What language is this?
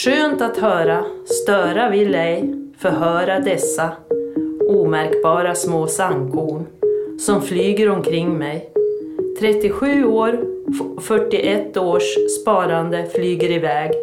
Swedish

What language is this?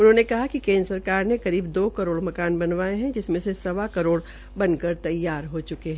Hindi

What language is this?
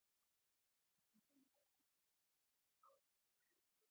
Pashto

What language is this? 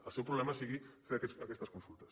Catalan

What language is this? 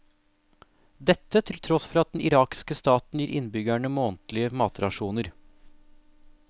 Norwegian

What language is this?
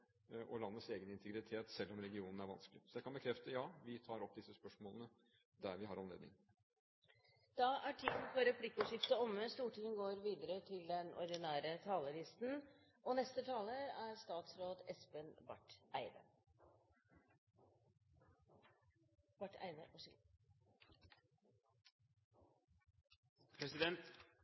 Norwegian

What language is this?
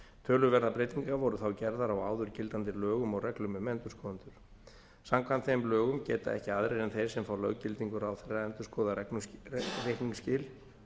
Icelandic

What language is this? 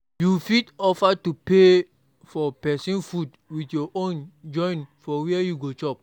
Nigerian Pidgin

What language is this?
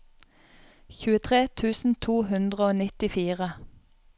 Norwegian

